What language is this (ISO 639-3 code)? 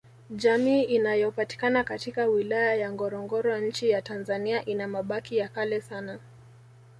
swa